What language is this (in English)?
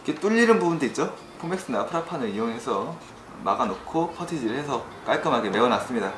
Korean